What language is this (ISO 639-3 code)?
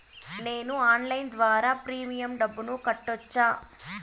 tel